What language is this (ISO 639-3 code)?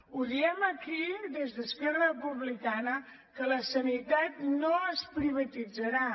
cat